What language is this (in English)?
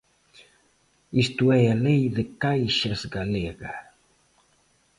Galician